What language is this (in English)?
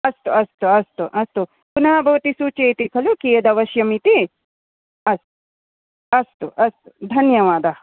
Sanskrit